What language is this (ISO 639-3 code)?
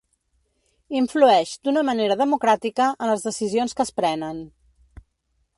cat